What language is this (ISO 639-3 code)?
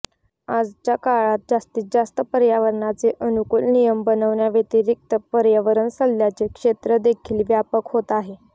mar